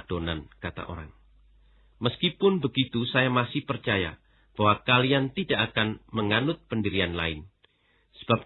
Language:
Indonesian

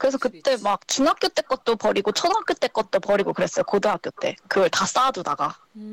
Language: Korean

